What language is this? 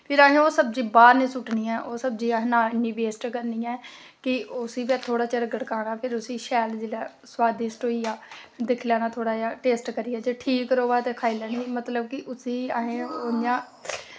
Dogri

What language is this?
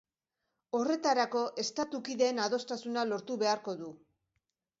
Basque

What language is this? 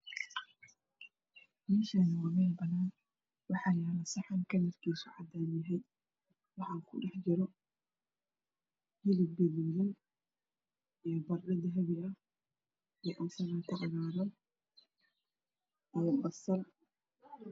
Somali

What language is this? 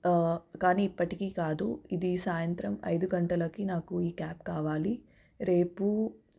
Telugu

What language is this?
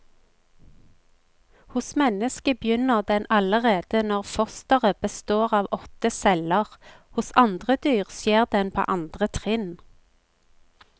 Norwegian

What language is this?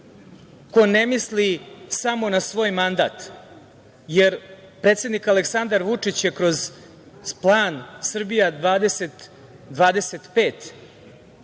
Serbian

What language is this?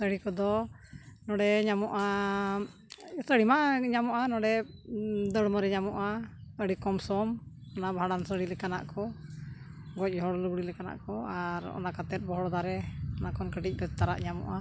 Santali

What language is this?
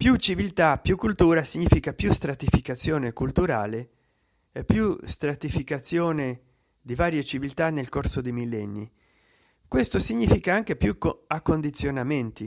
Italian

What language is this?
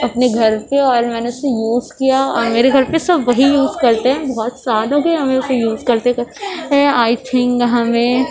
Urdu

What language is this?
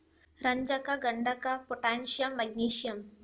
Kannada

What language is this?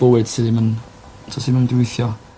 Welsh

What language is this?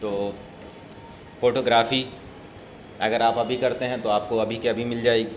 Urdu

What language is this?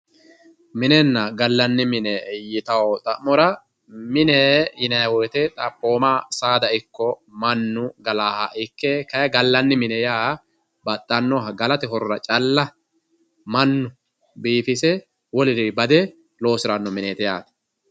Sidamo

